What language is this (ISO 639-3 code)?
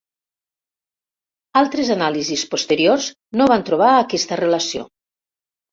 cat